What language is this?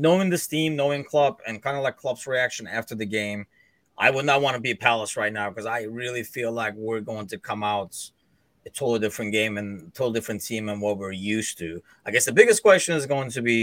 English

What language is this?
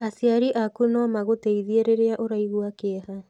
Kikuyu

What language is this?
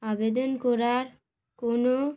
Bangla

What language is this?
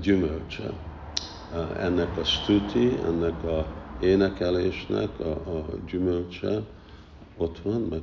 Hungarian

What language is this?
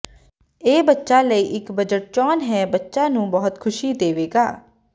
Punjabi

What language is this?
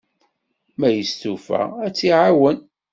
Kabyle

